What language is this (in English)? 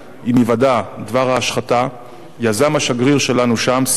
Hebrew